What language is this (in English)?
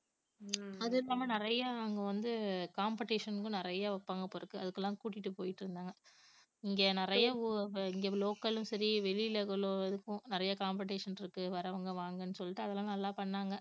Tamil